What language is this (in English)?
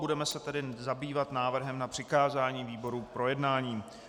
Czech